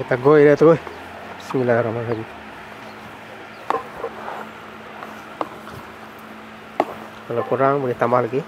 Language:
Malay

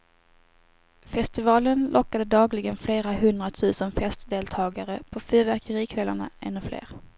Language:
Swedish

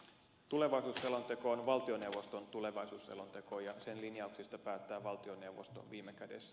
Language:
Finnish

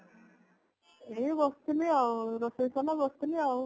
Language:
Odia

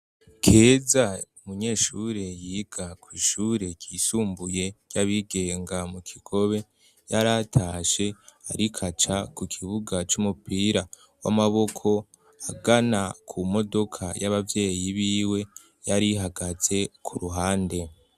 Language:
Rundi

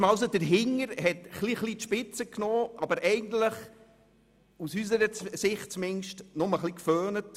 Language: Swiss German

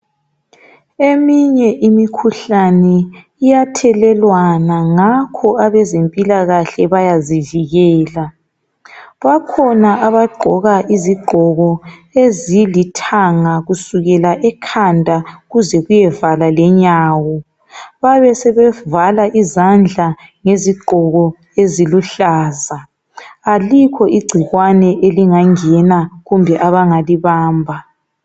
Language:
North Ndebele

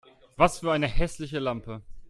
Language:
German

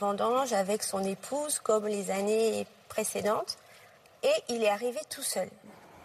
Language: French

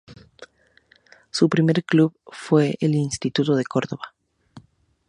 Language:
Spanish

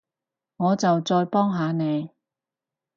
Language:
Cantonese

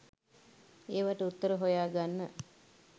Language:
Sinhala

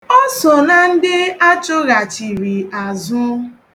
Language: Igbo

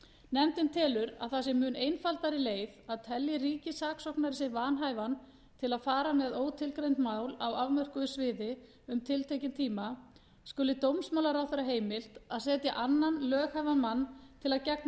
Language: Icelandic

